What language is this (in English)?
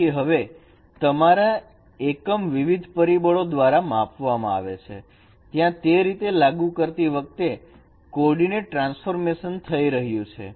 Gujarati